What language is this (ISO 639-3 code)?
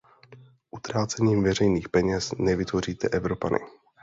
ces